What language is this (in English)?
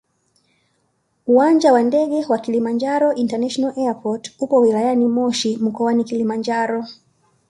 Swahili